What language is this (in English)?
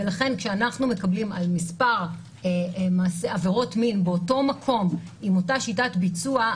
Hebrew